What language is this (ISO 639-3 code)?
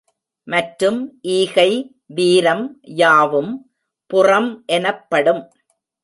tam